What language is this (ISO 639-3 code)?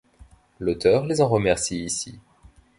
fra